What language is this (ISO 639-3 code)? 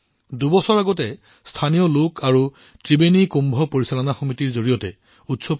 asm